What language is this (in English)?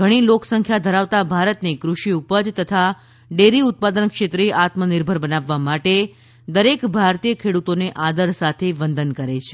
Gujarati